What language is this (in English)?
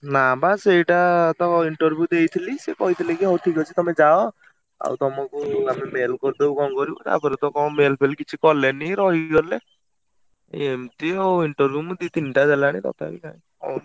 Odia